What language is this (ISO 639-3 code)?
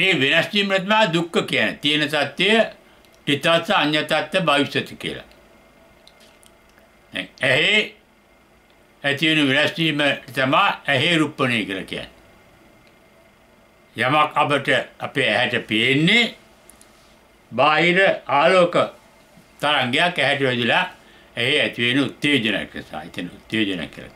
tur